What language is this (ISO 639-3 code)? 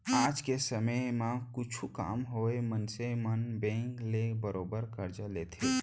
hne